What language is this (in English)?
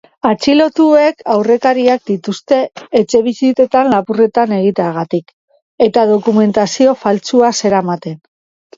Basque